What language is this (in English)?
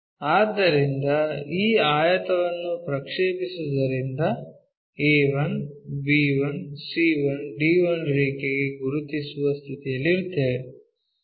Kannada